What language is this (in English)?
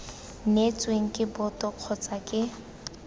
Tswana